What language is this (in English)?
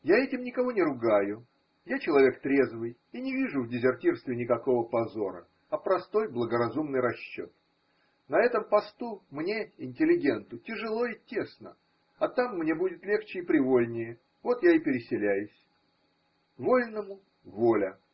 Russian